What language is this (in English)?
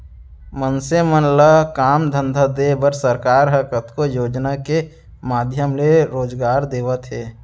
Chhattisgarhi